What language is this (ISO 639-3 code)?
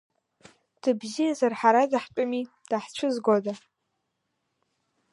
abk